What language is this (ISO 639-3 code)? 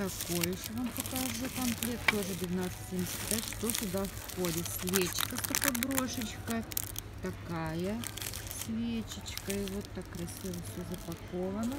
rus